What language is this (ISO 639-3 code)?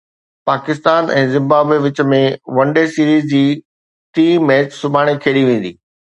snd